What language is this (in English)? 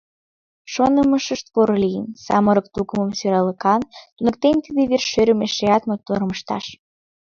Mari